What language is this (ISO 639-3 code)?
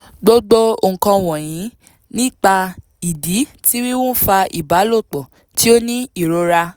yor